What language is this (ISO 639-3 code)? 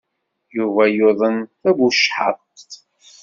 kab